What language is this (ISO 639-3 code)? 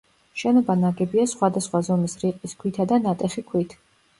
kat